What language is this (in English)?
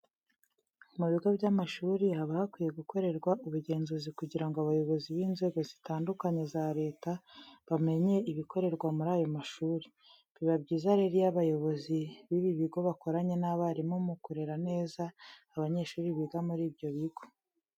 Kinyarwanda